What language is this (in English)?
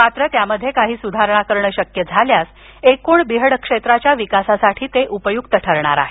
Marathi